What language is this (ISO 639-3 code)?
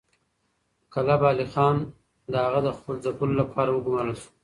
pus